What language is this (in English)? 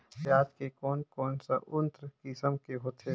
Chhattisgarhi